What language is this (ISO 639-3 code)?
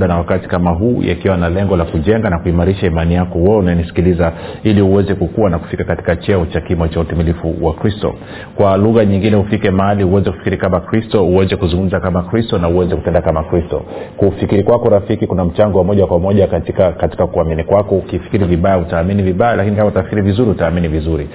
swa